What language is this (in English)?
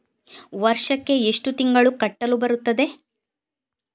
Kannada